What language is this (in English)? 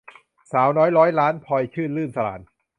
Thai